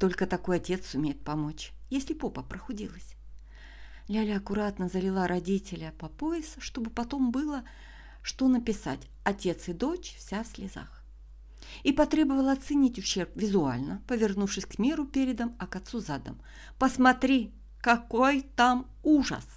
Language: Russian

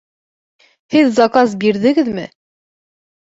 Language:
Bashkir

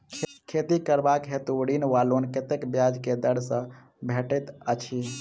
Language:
Maithili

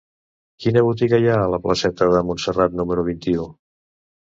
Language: Catalan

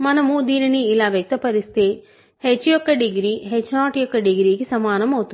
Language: Telugu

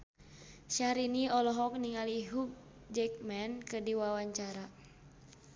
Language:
Sundanese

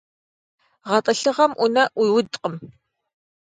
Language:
Kabardian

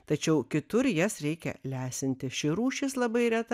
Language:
Lithuanian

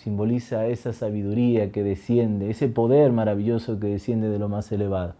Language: Spanish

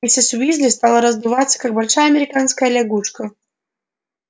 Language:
Russian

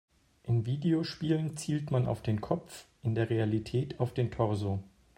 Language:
German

